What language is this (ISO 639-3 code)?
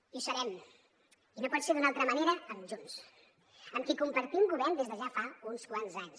cat